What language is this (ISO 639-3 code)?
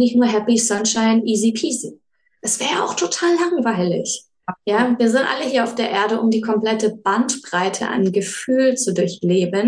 deu